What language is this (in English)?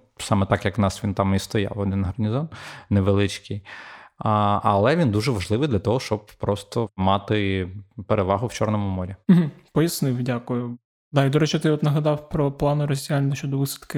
Ukrainian